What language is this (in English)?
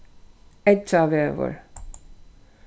Faroese